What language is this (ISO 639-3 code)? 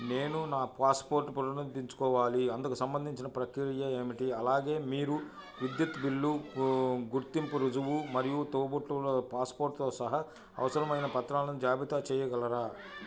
tel